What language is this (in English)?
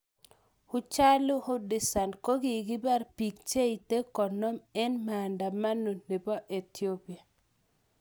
Kalenjin